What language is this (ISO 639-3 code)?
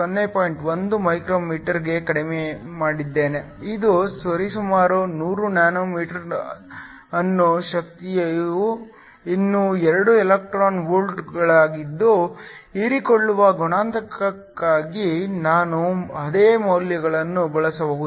kan